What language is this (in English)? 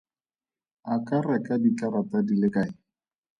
Tswana